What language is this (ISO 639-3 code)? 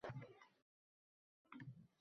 uzb